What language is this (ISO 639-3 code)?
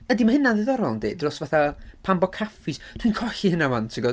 cym